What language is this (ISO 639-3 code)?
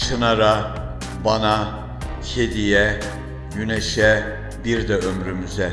tur